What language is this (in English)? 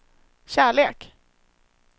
Swedish